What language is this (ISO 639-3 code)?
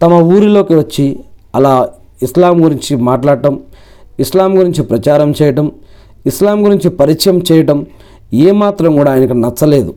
tel